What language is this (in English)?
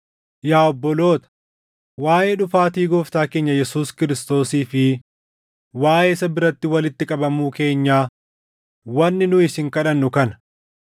Oromo